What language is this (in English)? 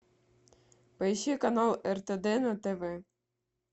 Russian